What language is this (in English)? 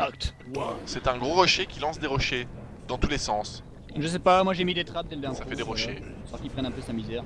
French